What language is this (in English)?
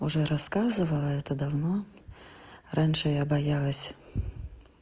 Russian